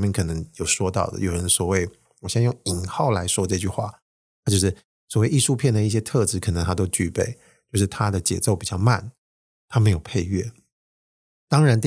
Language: Chinese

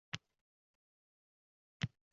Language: Uzbek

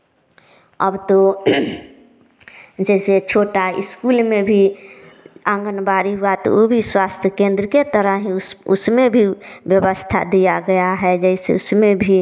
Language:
Hindi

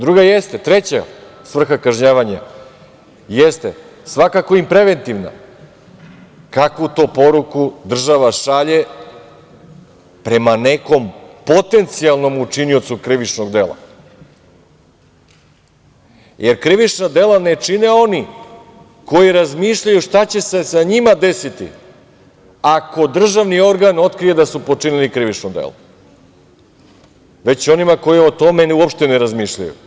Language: Serbian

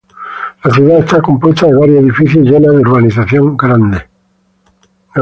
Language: Spanish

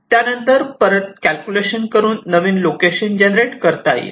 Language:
Marathi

